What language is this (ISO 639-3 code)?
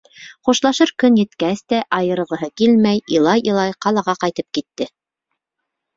bak